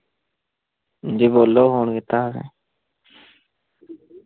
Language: Dogri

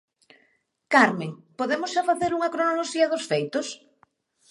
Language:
Galician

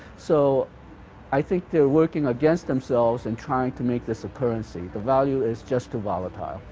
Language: English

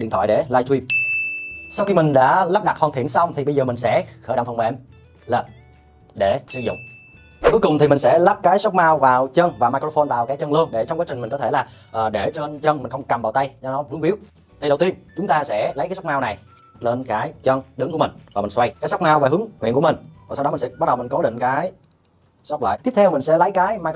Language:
Vietnamese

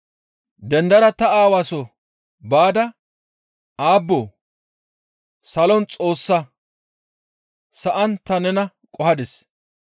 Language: Gamo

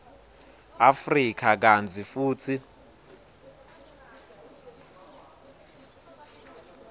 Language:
Swati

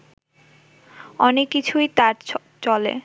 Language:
Bangla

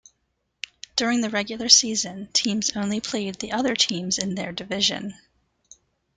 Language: English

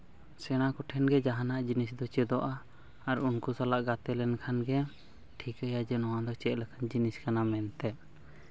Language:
Santali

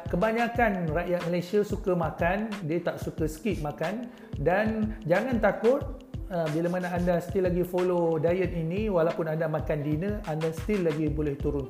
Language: Malay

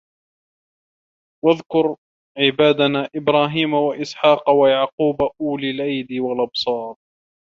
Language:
Arabic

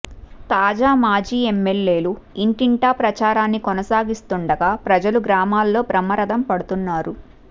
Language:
Telugu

